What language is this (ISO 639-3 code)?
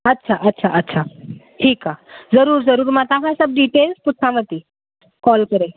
snd